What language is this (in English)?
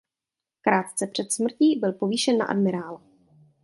Czech